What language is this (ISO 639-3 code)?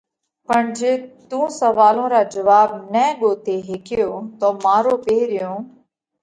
kvx